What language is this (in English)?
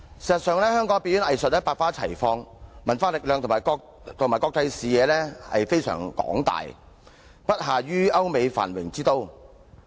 Cantonese